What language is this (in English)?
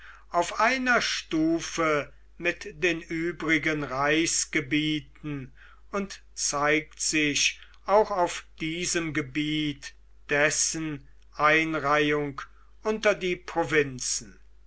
German